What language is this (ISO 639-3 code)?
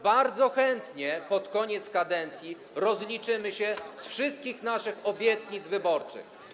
pol